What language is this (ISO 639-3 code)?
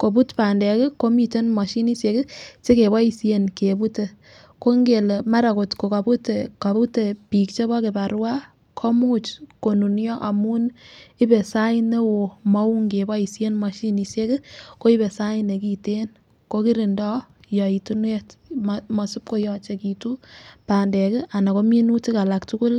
kln